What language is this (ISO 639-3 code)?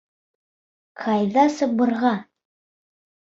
bak